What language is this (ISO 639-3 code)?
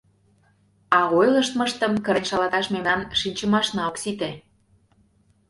chm